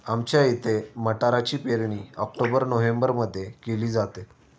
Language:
Marathi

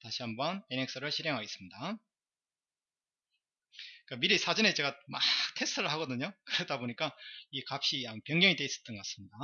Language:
Korean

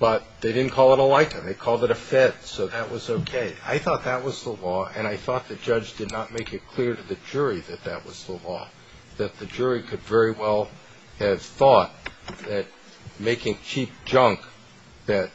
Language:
English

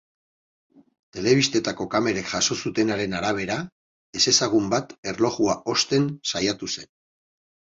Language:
Basque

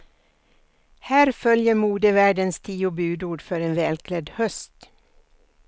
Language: Swedish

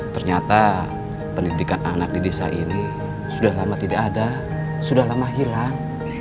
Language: Indonesian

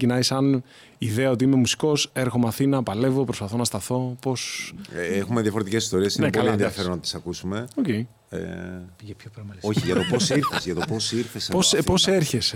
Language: Greek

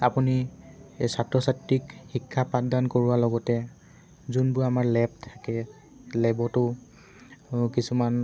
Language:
Assamese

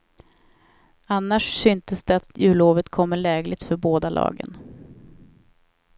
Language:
Swedish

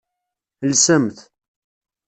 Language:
Kabyle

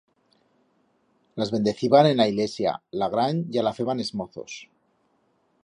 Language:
Aragonese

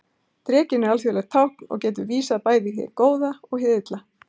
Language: Icelandic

